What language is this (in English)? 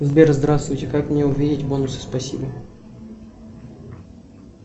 Russian